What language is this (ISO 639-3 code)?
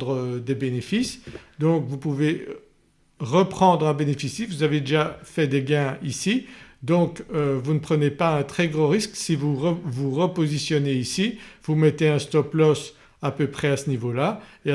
fra